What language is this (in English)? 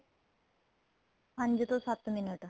Punjabi